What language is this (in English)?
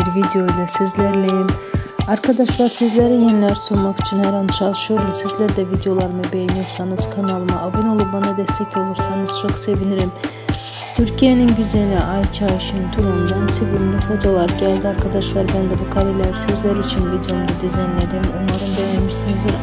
Turkish